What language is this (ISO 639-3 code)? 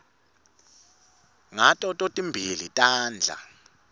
ssw